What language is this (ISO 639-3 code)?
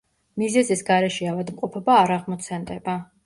kat